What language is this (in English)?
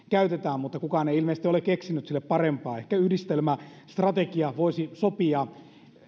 Finnish